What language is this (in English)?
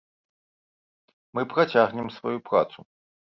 Belarusian